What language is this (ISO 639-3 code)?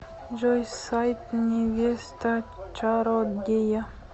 rus